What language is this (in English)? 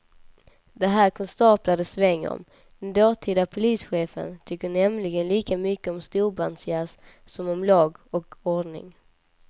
Swedish